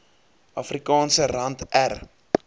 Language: Afrikaans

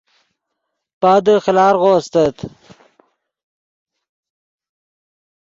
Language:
Yidgha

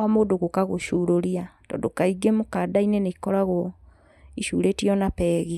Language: Kikuyu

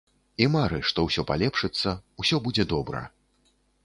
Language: Belarusian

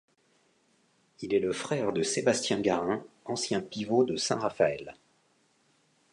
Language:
French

